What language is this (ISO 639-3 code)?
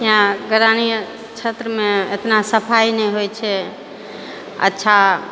mai